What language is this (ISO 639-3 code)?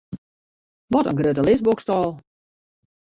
fry